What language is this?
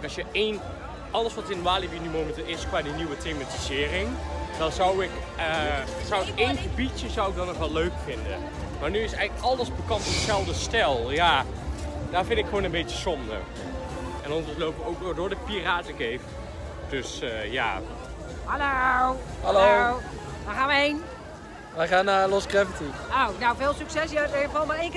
Dutch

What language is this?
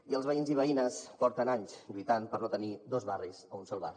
Catalan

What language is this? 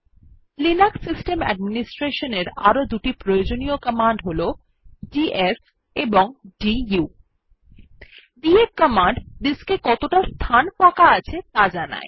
Bangla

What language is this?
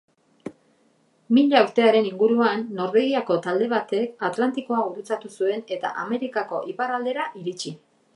Basque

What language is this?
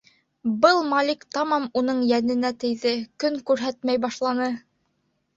Bashkir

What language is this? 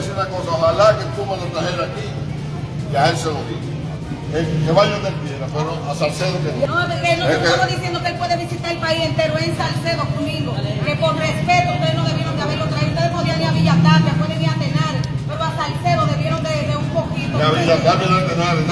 Spanish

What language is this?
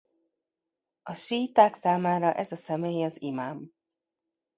Hungarian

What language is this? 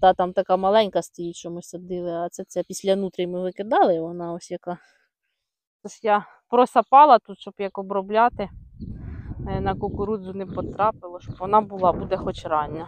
Ukrainian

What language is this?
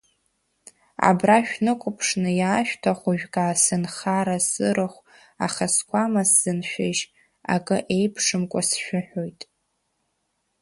Abkhazian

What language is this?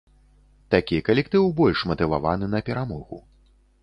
Belarusian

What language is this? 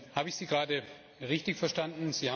German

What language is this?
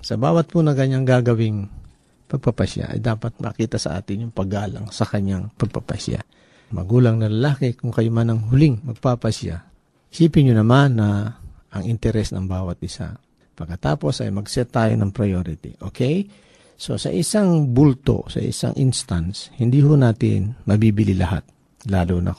Filipino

